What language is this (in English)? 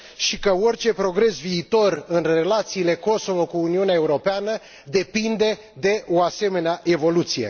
Romanian